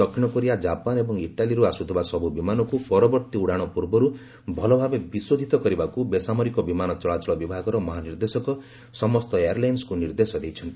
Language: Odia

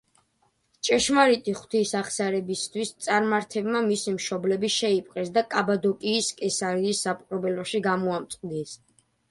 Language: Georgian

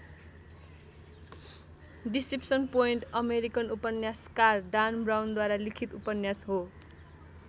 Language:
Nepali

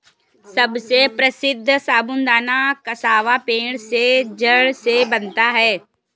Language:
Hindi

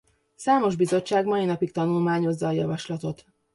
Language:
Hungarian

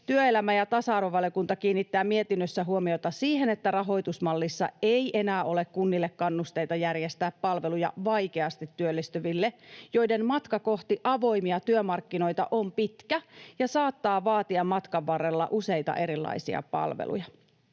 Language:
Finnish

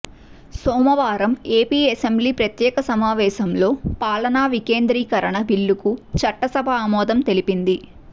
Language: Telugu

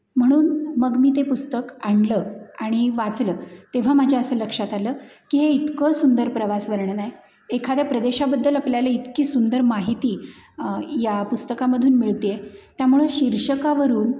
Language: Marathi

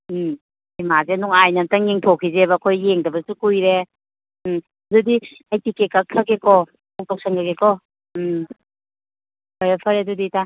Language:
Manipuri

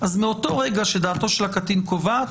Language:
Hebrew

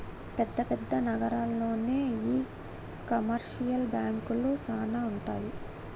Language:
Telugu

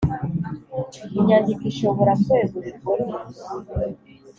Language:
Kinyarwanda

